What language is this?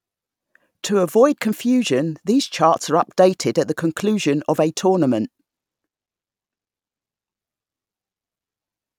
English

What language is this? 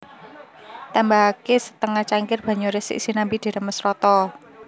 Javanese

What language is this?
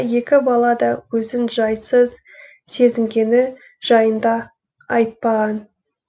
Kazakh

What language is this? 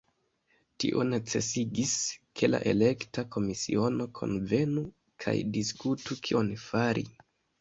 Esperanto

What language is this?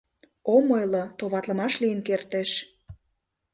Mari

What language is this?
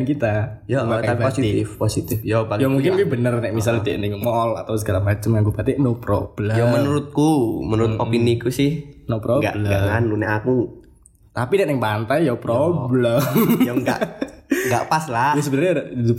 Indonesian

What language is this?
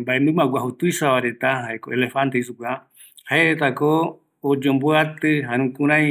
Eastern Bolivian Guaraní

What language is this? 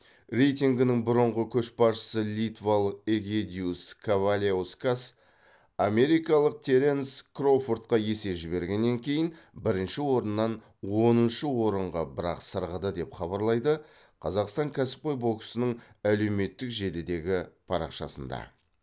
Kazakh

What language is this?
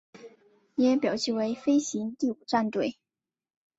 Chinese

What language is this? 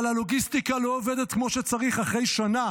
Hebrew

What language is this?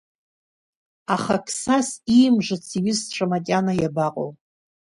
Abkhazian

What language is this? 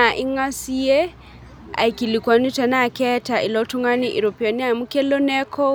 Masai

